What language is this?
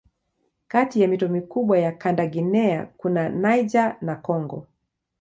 Swahili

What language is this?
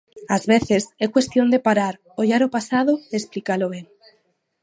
Galician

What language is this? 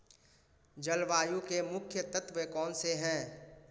Hindi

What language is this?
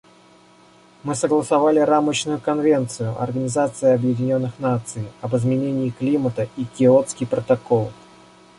Russian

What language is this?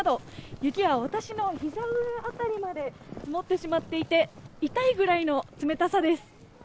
Japanese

